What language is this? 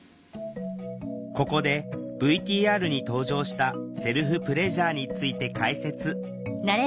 Japanese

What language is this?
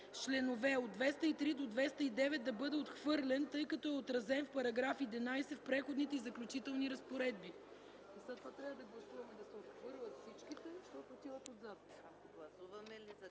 Bulgarian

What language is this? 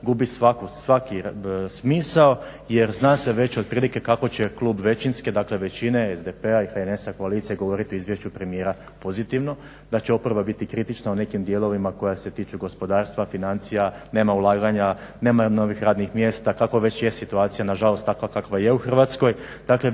Croatian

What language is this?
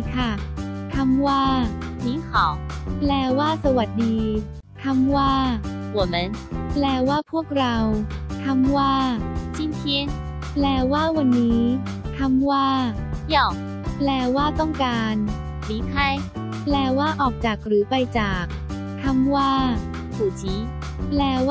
Thai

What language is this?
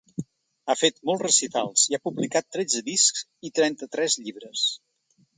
Catalan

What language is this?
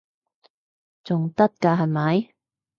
Cantonese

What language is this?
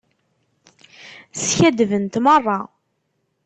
Kabyle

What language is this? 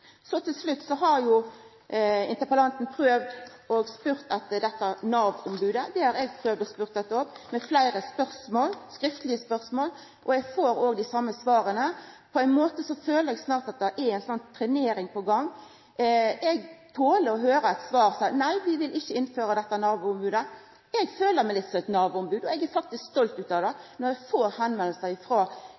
Norwegian Nynorsk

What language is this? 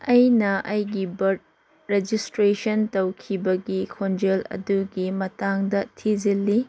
Manipuri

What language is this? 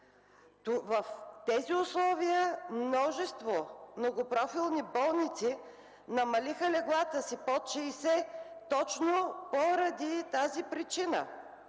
Bulgarian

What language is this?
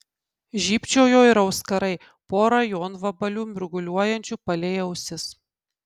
Lithuanian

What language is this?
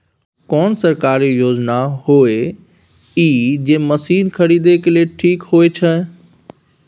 Maithili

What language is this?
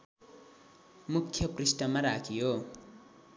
Nepali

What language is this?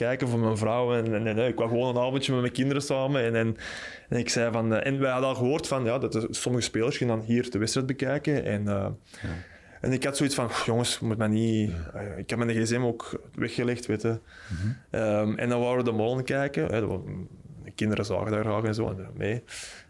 Dutch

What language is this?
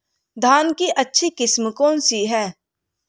Hindi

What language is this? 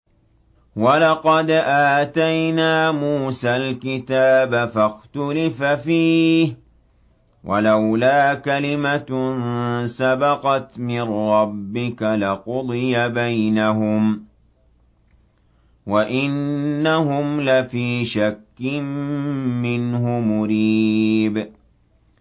Arabic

